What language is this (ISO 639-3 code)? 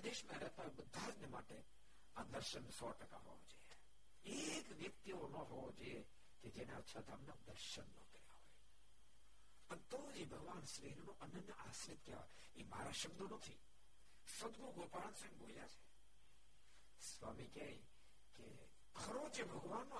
guj